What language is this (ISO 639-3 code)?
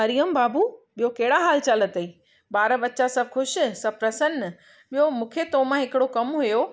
snd